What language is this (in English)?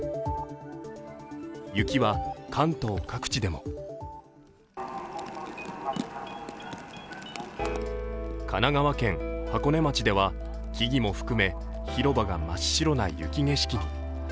Japanese